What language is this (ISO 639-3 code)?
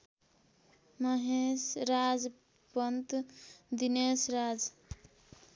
nep